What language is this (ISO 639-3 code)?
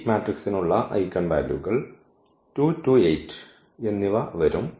mal